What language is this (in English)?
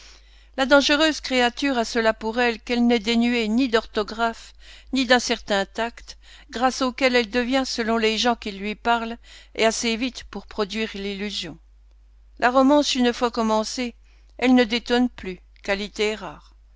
French